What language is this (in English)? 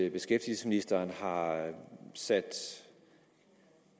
Danish